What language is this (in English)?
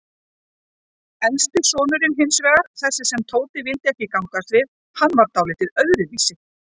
Icelandic